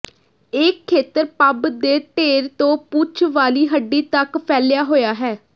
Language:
Punjabi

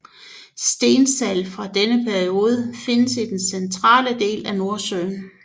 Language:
Danish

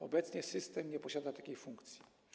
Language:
Polish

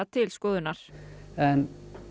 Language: Icelandic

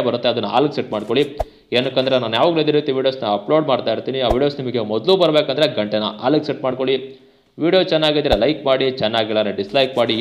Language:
Kannada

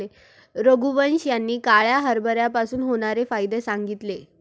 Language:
Marathi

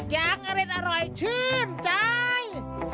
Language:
Thai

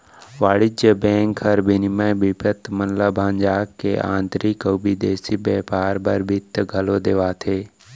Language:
Chhattisgarhi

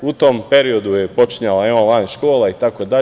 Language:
Serbian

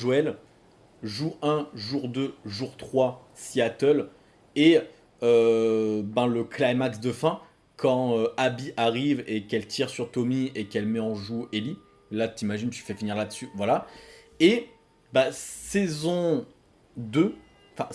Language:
French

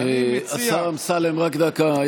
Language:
Hebrew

